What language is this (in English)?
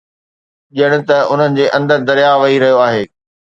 Sindhi